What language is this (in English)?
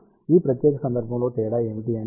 Telugu